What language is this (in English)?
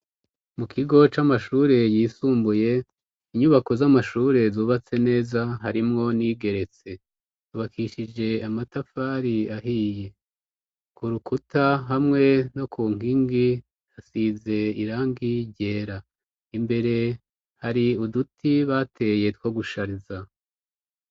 Rundi